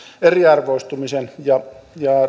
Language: Finnish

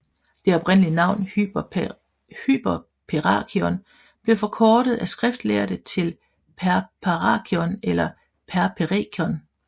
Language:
Danish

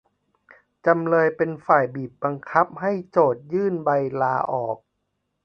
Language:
Thai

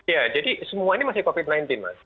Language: Indonesian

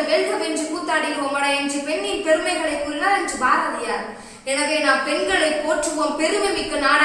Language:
Tamil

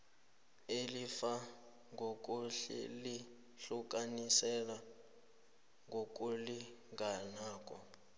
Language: South Ndebele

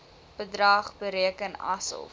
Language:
Afrikaans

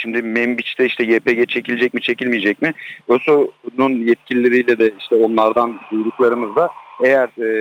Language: Turkish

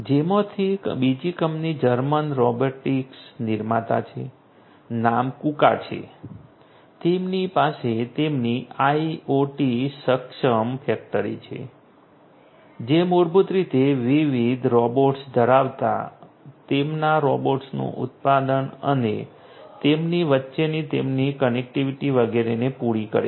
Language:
Gujarati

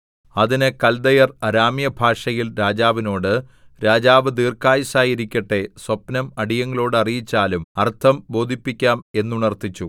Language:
Malayalam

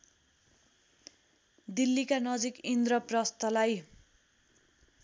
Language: Nepali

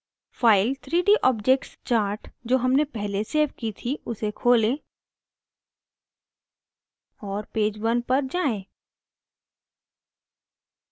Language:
Hindi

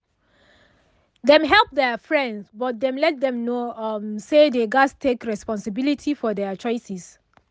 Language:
Nigerian Pidgin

